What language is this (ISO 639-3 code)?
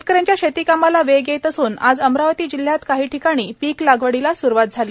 mar